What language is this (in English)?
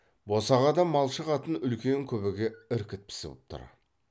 Kazakh